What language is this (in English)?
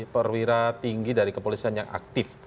Indonesian